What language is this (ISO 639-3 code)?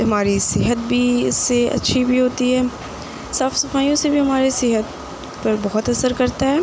urd